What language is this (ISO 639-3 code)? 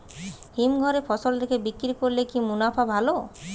ben